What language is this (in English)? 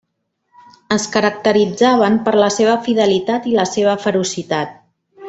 Catalan